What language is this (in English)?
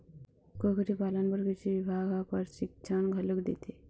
Chhattisgarhi